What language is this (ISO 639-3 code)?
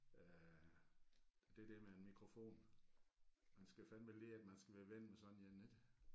dan